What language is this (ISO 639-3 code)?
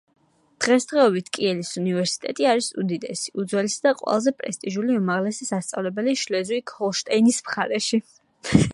kat